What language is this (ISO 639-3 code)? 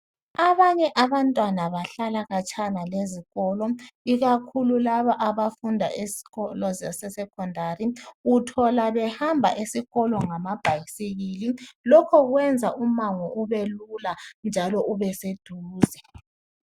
nde